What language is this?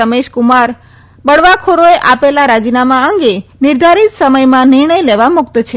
Gujarati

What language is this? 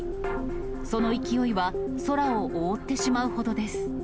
Japanese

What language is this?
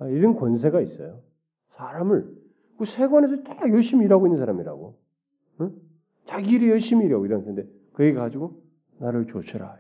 Korean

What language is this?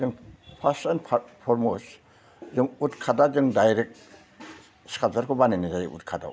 Bodo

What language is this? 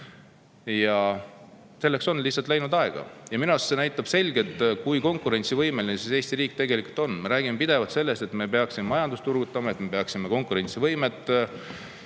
Estonian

